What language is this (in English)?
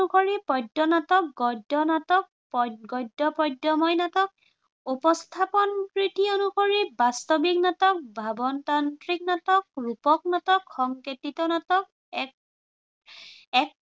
Assamese